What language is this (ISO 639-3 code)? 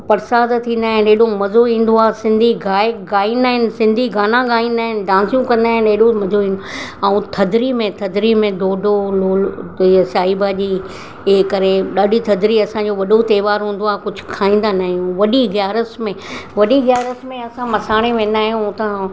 snd